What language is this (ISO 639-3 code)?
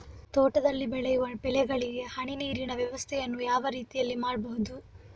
kan